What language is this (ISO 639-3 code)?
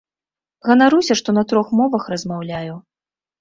bel